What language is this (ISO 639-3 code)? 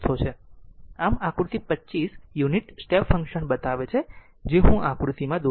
guj